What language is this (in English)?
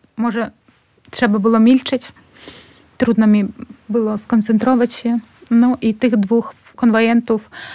Polish